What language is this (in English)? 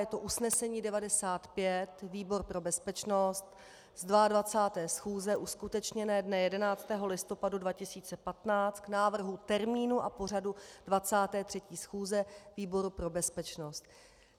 Czech